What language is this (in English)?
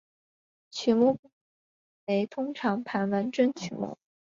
Chinese